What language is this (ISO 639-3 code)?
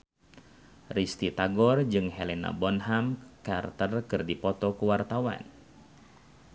sun